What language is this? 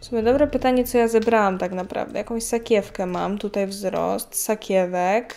Polish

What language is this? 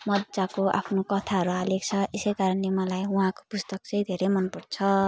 Nepali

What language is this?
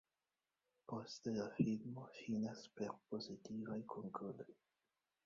Esperanto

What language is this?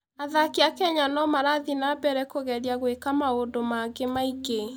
Kikuyu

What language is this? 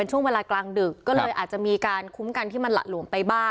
Thai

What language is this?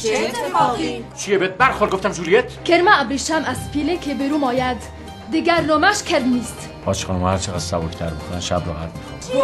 Persian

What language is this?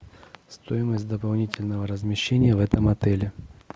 Russian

